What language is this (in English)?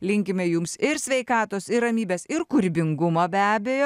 Lithuanian